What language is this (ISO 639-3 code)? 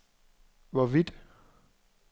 dan